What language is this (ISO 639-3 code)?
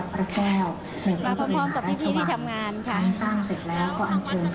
tha